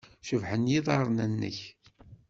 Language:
Kabyle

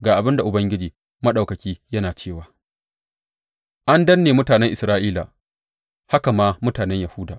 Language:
Hausa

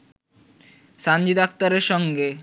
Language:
Bangla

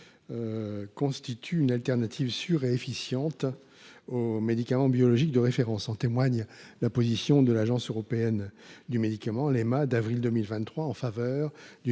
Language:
French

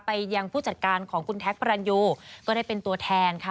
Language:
Thai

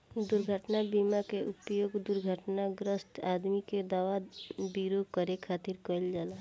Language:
Bhojpuri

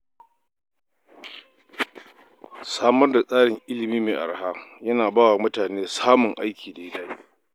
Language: Hausa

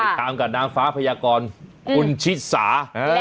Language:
Thai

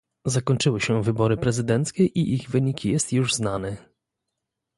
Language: Polish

